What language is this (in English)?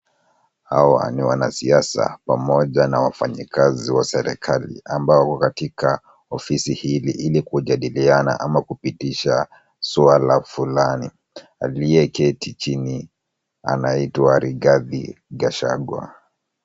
Swahili